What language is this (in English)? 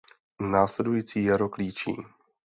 Czech